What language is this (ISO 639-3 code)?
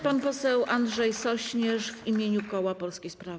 pol